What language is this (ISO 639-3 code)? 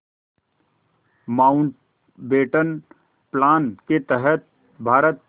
hin